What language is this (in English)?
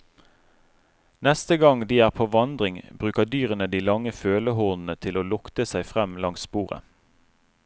Norwegian